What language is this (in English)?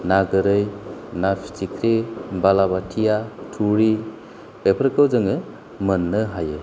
Bodo